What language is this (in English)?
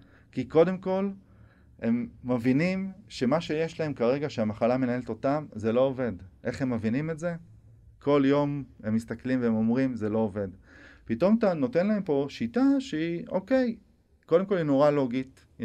Hebrew